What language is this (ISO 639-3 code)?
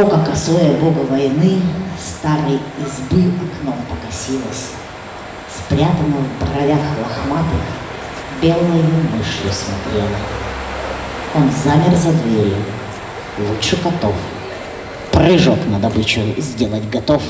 rus